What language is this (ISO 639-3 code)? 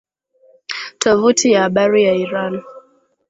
swa